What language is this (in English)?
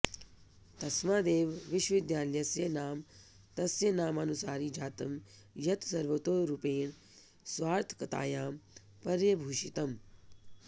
Sanskrit